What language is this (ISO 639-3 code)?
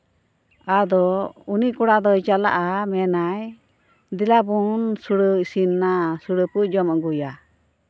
sat